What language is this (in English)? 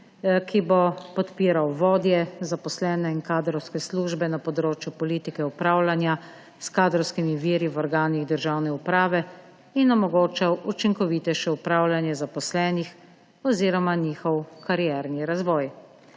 Slovenian